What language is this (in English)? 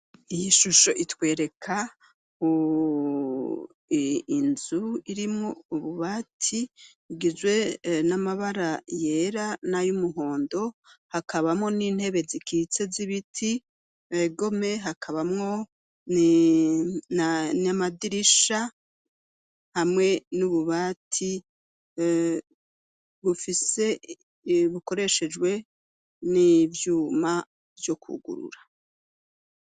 Rundi